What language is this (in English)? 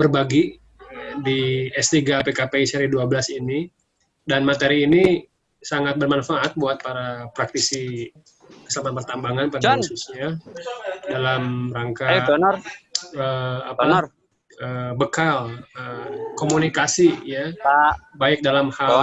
Indonesian